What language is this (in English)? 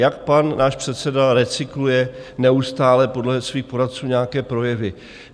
Czech